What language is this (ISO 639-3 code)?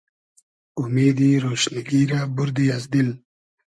haz